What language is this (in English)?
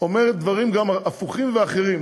Hebrew